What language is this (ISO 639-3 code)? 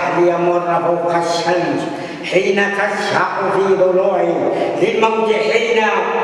ara